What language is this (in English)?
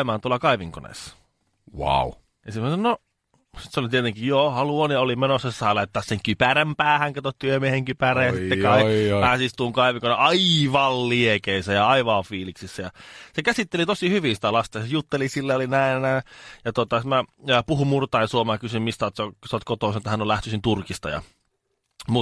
Finnish